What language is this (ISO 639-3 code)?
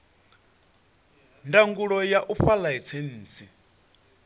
ven